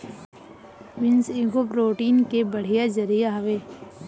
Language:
Bhojpuri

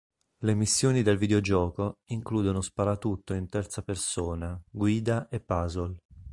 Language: Italian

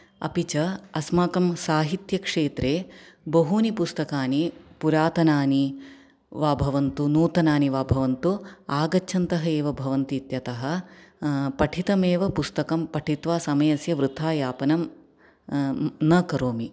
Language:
Sanskrit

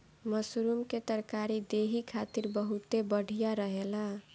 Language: Bhojpuri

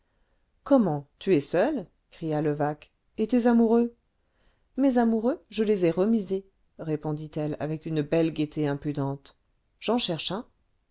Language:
French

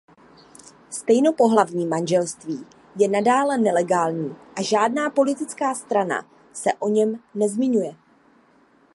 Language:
Czech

